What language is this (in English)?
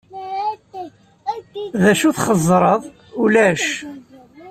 Kabyle